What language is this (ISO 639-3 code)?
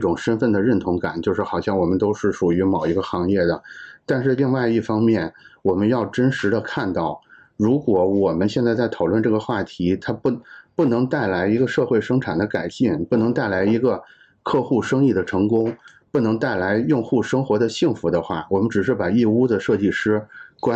zho